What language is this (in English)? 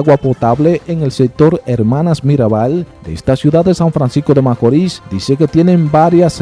Spanish